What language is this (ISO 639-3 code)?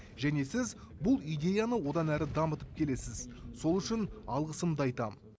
kaz